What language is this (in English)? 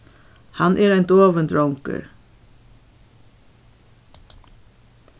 Faroese